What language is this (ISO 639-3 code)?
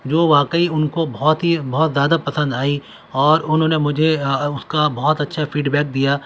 urd